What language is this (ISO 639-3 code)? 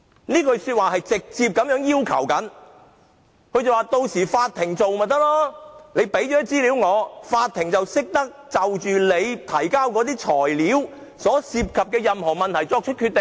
yue